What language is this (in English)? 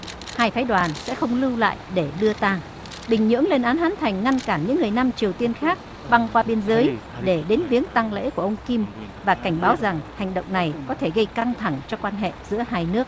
Vietnamese